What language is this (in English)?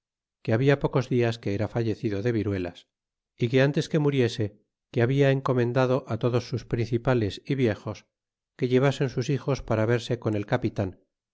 Spanish